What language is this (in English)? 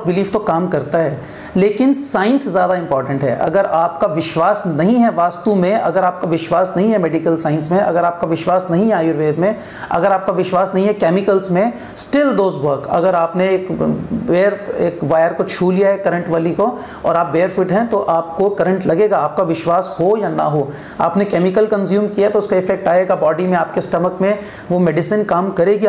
Hindi